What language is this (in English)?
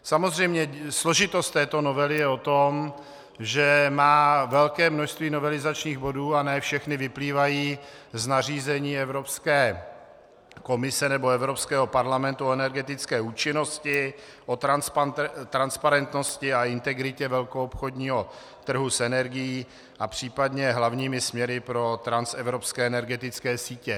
Czech